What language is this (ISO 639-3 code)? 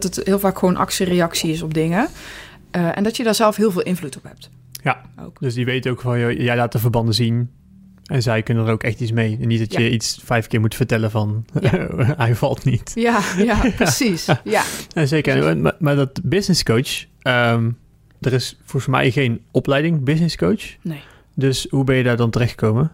nld